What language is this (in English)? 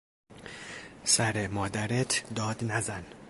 Persian